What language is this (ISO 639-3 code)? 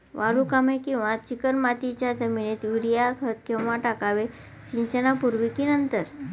mar